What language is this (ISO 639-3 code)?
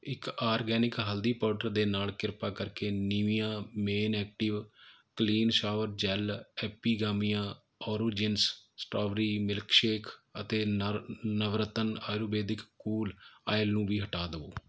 pan